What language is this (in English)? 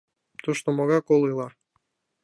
Mari